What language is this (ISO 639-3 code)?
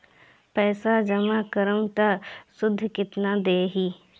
bho